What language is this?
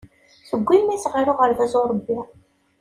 Kabyle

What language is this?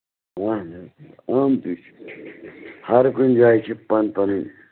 Kashmiri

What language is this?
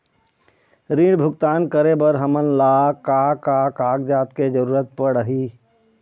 Chhattisgarhi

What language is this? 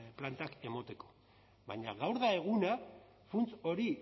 Basque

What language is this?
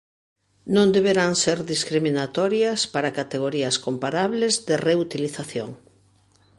Galician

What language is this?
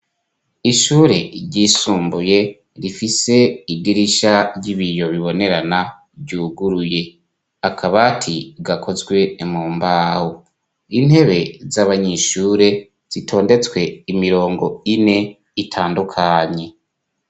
Rundi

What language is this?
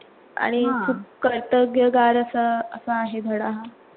Marathi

